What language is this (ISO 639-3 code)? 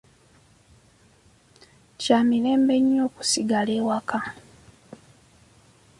lug